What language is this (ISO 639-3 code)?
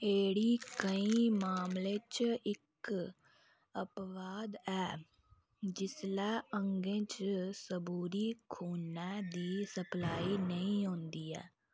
doi